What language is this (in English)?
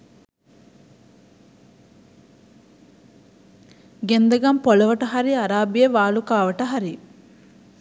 Sinhala